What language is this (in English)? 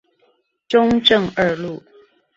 Chinese